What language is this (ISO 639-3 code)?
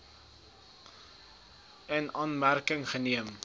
afr